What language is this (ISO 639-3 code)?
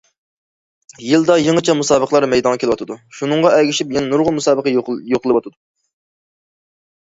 uig